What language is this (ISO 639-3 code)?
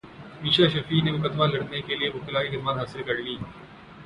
urd